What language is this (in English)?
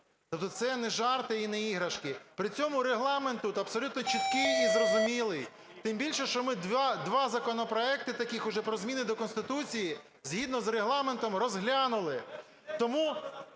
Ukrainian